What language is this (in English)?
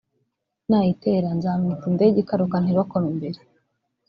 Kinyarwanda